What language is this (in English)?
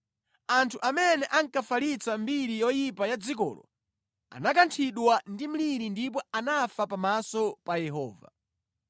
Nyanja